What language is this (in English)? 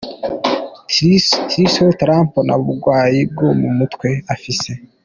Kinyarwanda